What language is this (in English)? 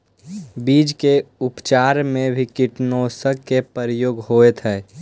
Magahi